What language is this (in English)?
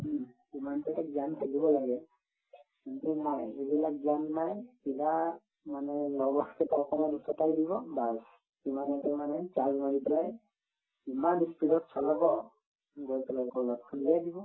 Assamese